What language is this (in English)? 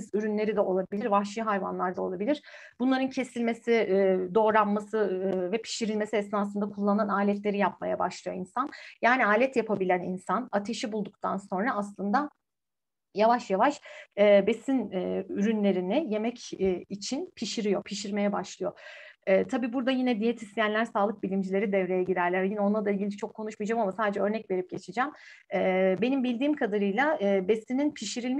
Turkish